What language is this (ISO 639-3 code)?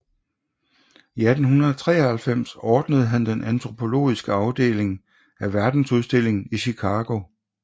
dan